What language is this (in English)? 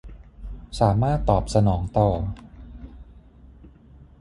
Thai